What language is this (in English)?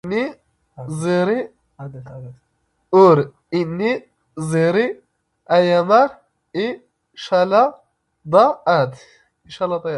Standard Moroccan Tamazight